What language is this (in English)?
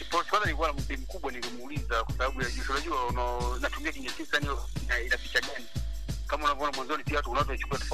Swahili